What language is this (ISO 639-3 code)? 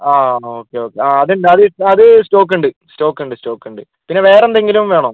mal